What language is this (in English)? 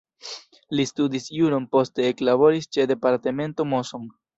Esperanto